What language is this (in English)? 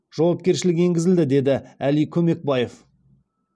Kazakh